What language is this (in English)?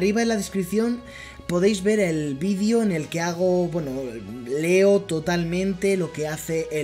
Spanish